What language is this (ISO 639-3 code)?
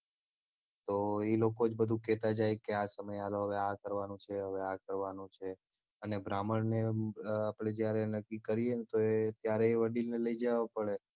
guj